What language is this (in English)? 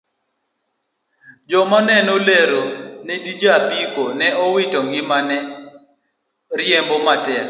Luo (Kenya and Tanzania)